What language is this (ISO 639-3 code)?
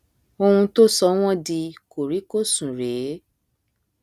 yor